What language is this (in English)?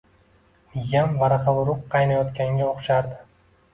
Uzbek